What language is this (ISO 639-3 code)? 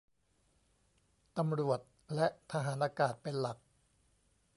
tha